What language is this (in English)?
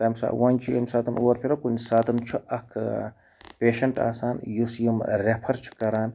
Kashmiri